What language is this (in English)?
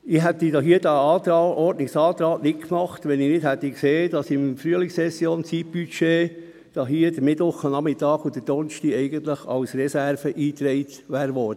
Swiss German